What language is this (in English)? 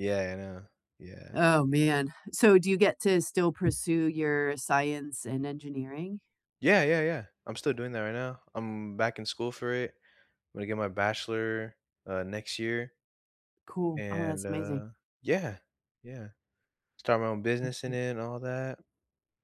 English